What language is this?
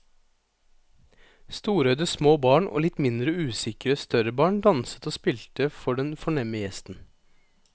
Norwegian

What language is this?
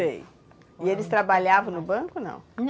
Portuguese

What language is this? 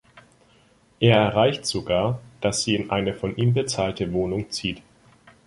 German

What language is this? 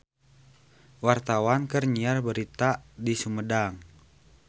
Sundanese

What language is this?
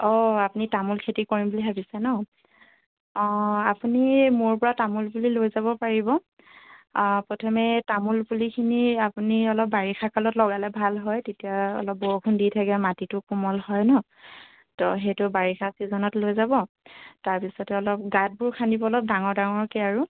Assamese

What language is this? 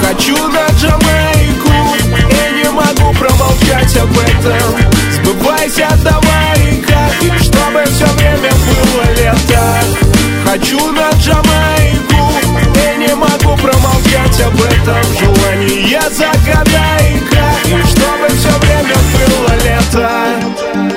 Russian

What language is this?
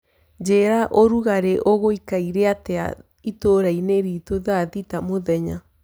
Kikuyu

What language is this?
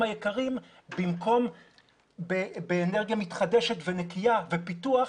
Hebrew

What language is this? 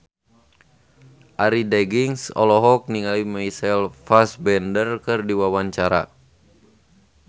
Sundanese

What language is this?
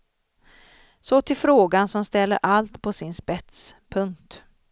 Swedish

